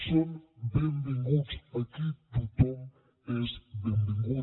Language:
Catalan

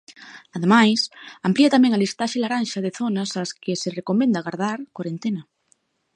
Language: Galician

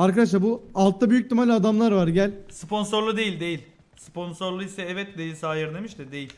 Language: Turkish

